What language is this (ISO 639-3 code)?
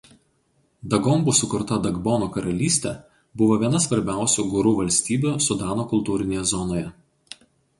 lit